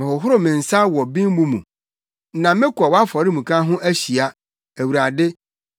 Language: Akan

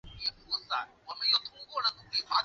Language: Chinese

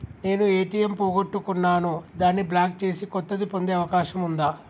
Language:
Telugu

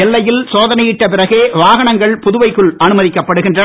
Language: Tamil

